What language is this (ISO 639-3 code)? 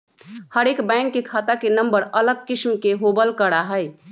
mag